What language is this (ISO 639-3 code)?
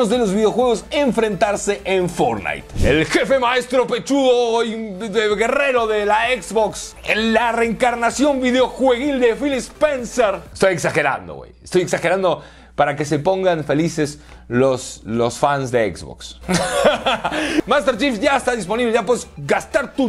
spa